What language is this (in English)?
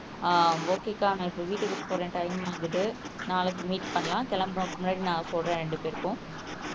Tamil